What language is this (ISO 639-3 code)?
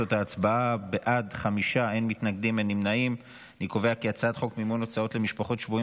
heb